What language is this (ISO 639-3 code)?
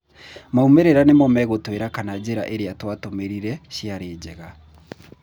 kik